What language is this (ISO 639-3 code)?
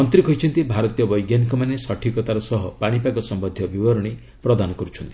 ori